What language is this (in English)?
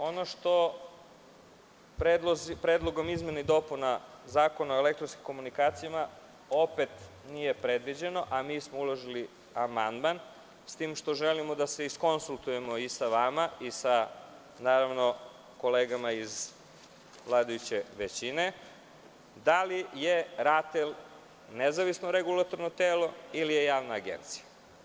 Serbian